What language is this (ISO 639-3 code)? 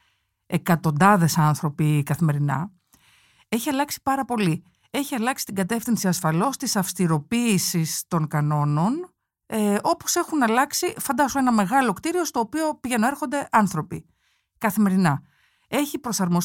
ell